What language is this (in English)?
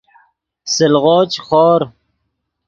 Yidgha